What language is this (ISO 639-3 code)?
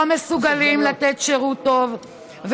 heb